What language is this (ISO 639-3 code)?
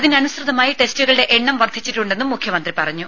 mal